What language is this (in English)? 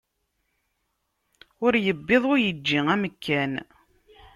Kabyle